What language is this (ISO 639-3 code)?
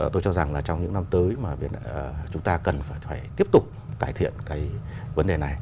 vie